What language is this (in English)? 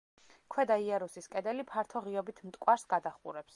Georgian